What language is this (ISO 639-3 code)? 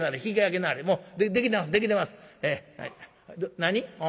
jpn